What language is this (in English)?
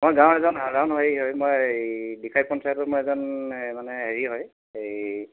Assamese